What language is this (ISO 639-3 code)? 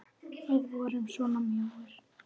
isl